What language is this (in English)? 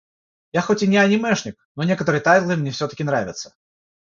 Russian